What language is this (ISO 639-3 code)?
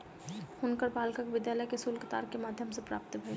mai